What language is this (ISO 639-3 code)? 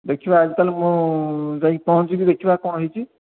ori